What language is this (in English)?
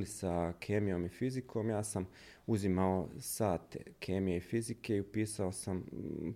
Croatian